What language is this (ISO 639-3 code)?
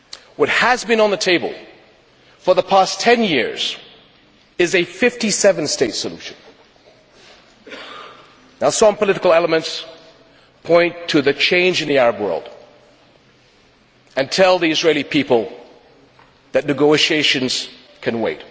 eng